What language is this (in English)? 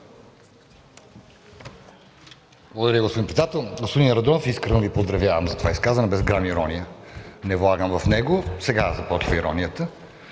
Bulgarian